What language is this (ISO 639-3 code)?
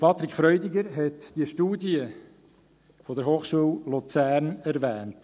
gsw